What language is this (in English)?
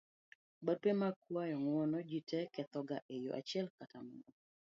Luo (Kenya and Tanzania)